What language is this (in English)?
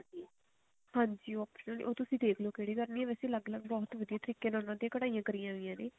Punjabi